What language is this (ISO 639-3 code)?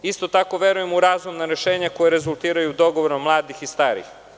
srp